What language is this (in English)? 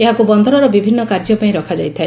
Odia